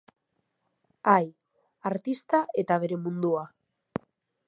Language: Basque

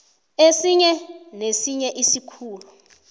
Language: South Ndebele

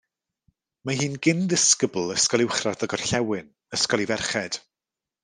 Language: Welsh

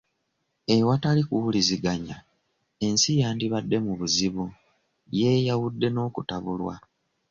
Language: Ganda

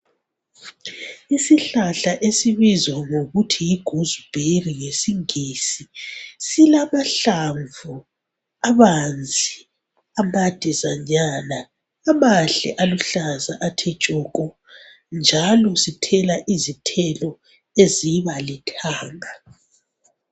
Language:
North Ndebele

